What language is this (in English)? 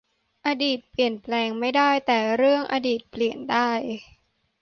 Thai